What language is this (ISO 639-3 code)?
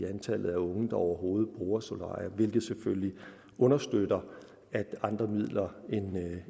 dan